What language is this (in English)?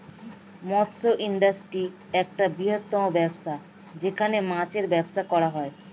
Bangla